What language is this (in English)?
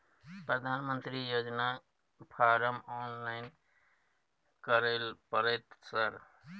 Maithili